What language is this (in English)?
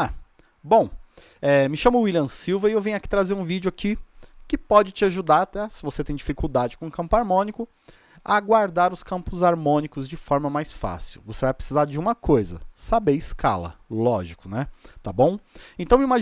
Portuguese